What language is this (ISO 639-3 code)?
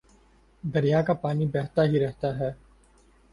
urd